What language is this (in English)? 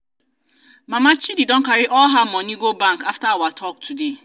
Nigerian Pidgin